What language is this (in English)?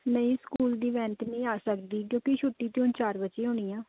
Punjabi